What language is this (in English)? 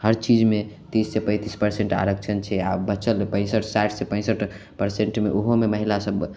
Maithili